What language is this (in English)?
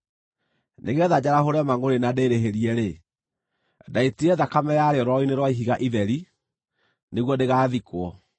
Kikuyu